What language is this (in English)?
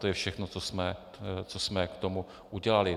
Czech